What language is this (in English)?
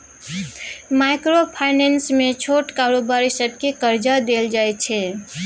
Maithili